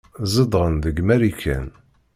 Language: Kabyle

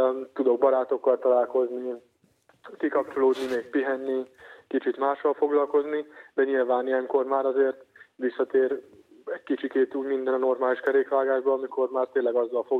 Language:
Hungarian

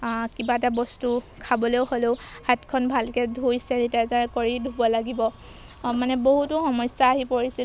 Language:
Assamese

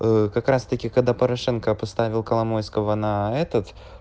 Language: Russian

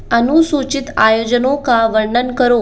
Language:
Hindi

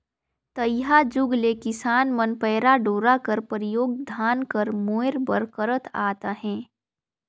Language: Chhattisgarhi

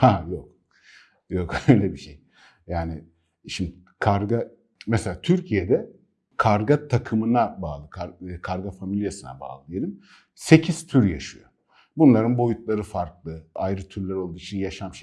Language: Turkish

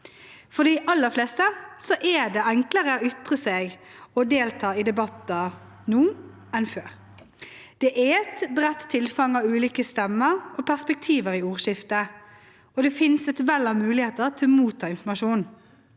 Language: Norwegian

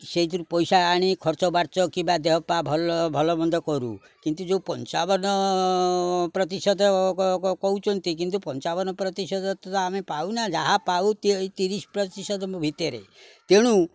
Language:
Odia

